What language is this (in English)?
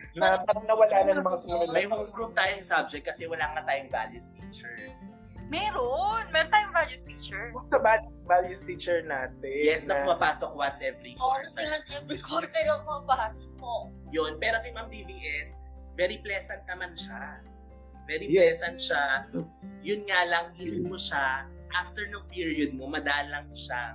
Filipino